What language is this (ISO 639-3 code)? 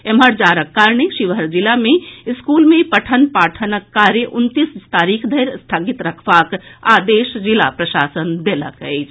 mai